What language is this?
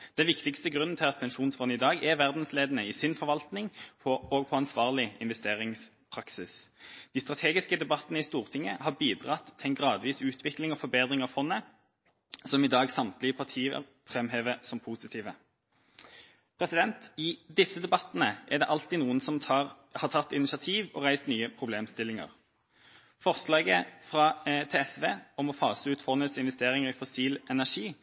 Norwegian Bokmål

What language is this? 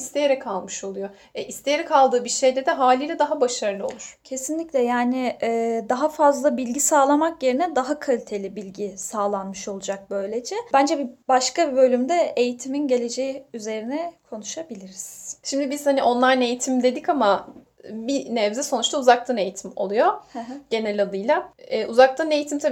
Turkish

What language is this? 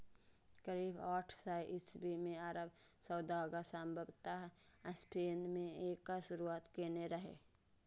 Maithili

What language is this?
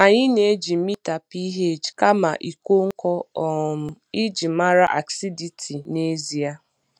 Igbo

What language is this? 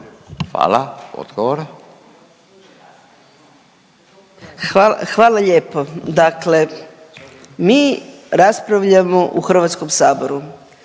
Croatian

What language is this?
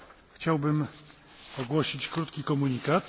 Polish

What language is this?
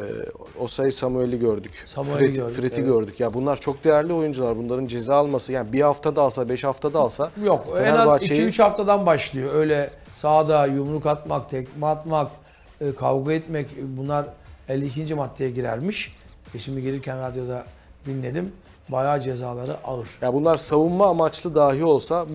Turkish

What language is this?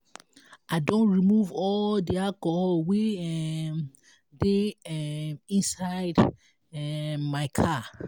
Nigerian Pidgin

